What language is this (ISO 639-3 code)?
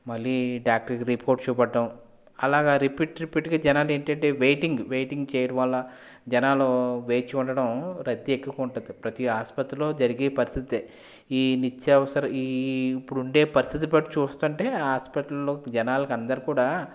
tel